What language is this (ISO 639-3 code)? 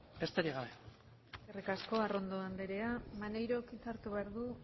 eus